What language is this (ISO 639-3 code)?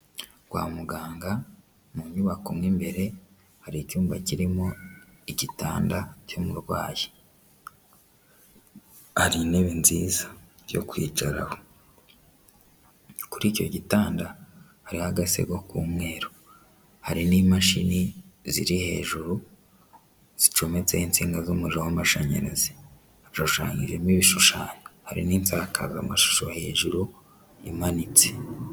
kin